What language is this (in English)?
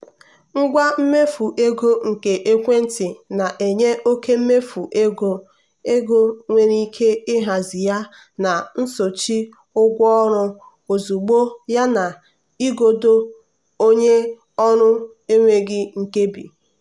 Igbo